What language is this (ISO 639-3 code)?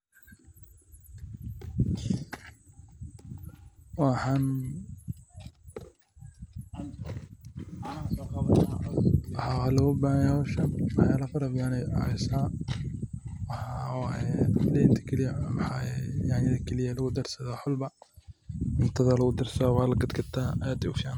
som